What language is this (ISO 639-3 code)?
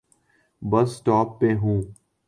urd